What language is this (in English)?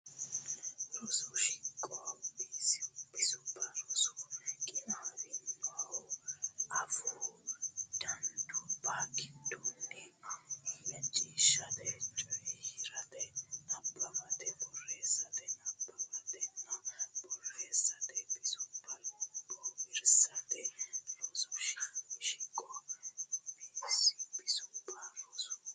Sidamo